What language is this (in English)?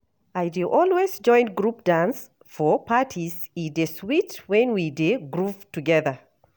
Nigerian Pidgin